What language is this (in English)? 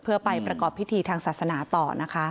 Thai